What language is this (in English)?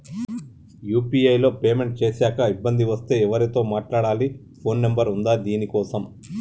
Telugu